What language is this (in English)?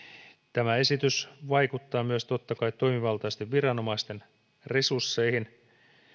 Finnish